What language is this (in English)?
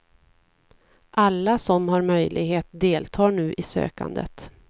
Swedish